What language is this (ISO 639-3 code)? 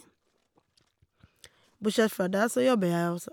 nor